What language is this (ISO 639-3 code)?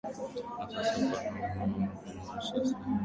swa